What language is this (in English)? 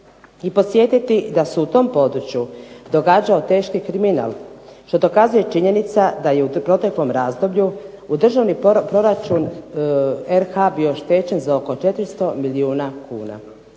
Croatian